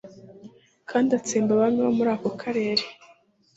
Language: Kinyarwanda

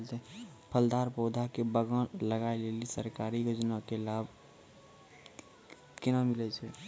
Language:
Maithili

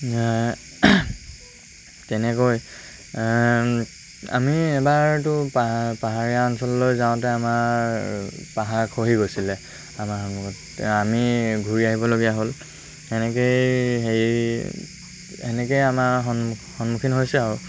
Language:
Assamese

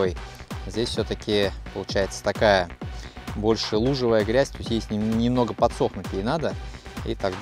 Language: Russian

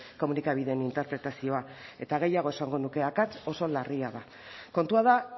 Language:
Basque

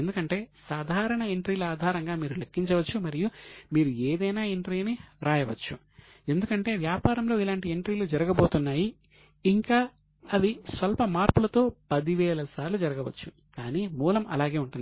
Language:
Telugu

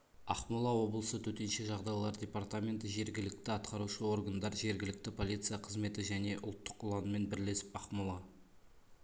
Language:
Kazakh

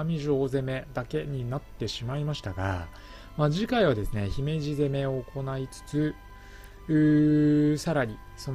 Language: Japanese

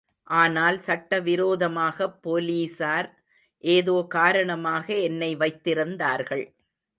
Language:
Tamil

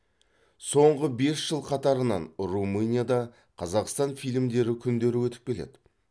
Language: Kazakh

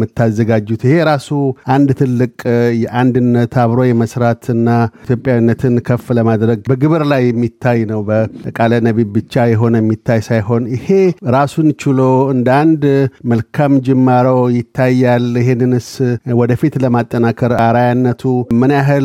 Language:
Amharic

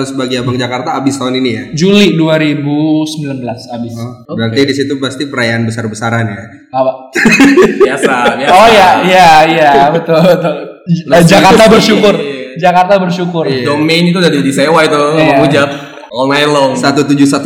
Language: Indonesian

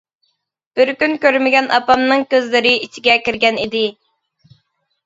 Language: Uyghur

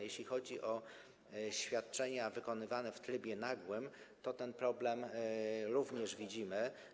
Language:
Polish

